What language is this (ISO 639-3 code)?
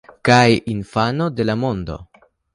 epo